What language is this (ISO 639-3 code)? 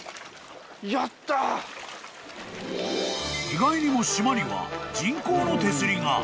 jpn